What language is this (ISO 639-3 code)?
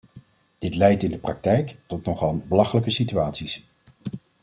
nld